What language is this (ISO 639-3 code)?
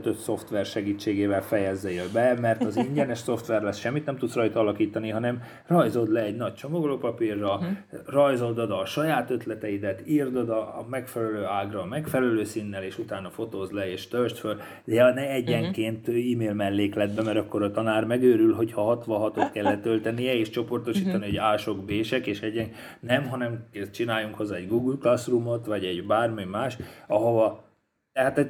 hun